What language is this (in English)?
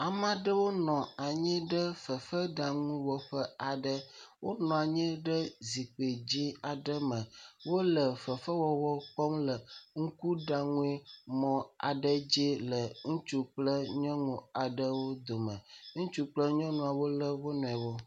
Ewe